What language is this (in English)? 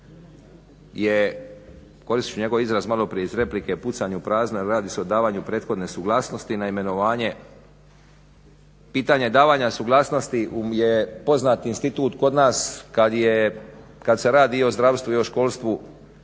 Croatian